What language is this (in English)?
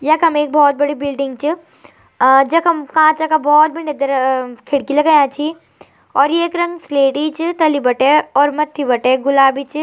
Garhwali